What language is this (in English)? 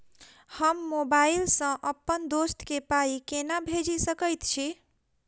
Maithili